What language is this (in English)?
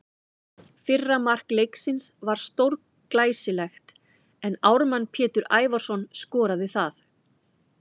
Icelandic